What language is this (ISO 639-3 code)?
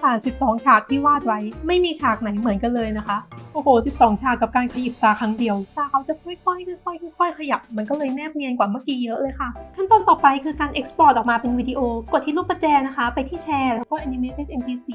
tha